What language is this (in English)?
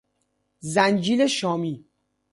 Persian